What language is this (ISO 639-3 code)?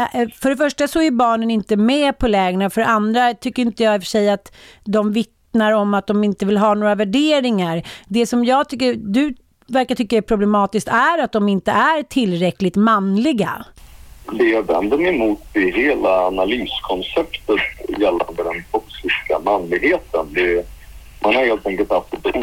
swe